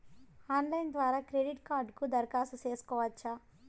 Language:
Telugu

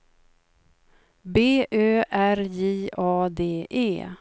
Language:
Swedish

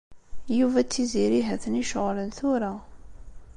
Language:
Kabyle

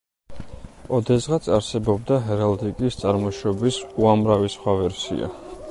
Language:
Georgian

